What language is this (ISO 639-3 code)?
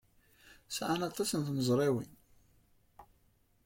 kab